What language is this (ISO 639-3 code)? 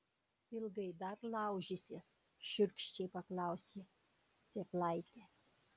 lit